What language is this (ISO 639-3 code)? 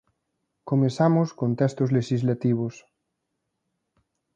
glg